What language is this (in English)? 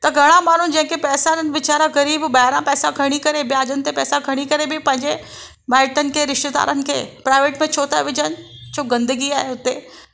Sindhi